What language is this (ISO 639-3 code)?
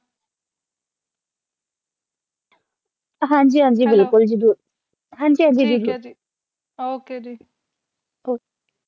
pan